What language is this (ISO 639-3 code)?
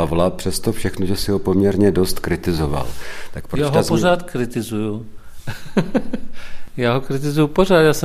ces